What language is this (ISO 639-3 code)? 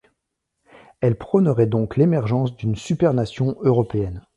fra